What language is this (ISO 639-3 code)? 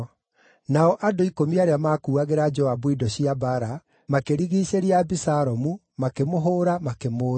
kik